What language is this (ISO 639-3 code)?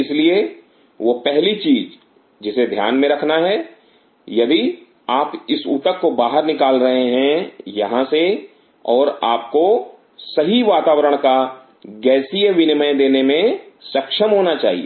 hin